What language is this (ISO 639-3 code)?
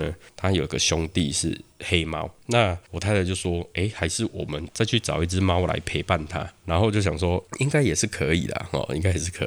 zho